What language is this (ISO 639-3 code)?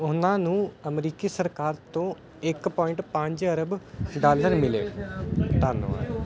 pan